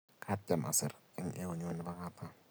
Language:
Kalenjin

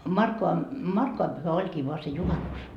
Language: Finnish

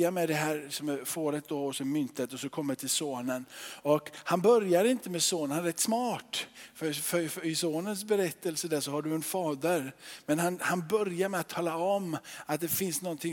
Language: Swedish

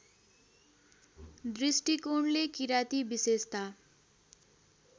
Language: Nepali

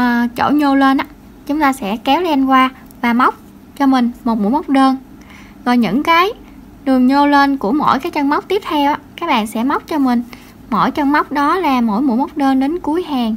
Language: Vietnamese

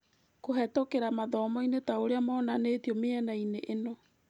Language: Kikuyu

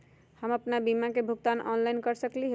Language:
Magahi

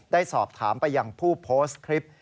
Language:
Thai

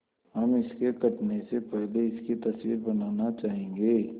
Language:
Hindi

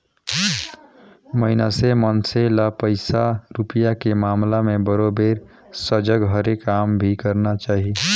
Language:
Chhattisgarhi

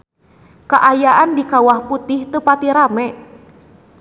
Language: Sundanese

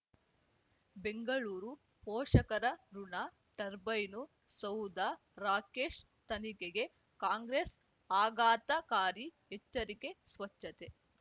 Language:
Kannada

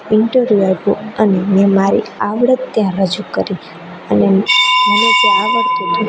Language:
Gujarati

